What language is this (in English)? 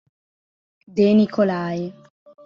Italian